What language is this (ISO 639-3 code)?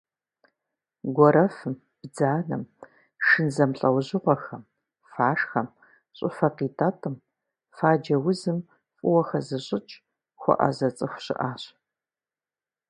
kbd